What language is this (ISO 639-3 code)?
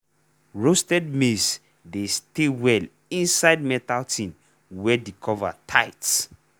pcm